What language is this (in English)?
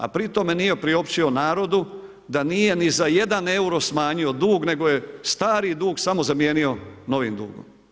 Croatian